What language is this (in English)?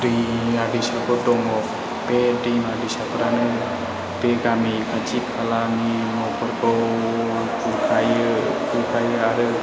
Bodo